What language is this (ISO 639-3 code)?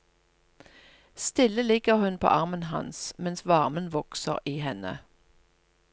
nor